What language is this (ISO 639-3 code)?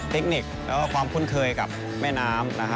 tha